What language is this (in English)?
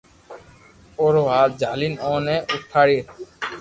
Loarki